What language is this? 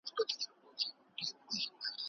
Pashto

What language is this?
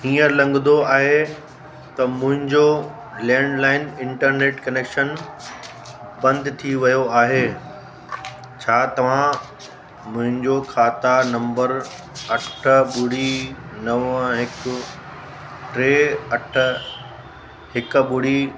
Sindhi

